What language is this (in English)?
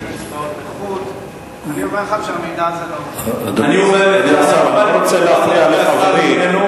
Hebrew